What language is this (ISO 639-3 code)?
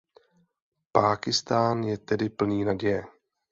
ces